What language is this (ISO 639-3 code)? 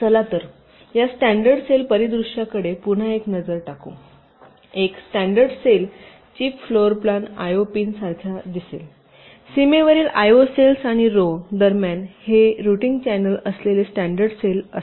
mar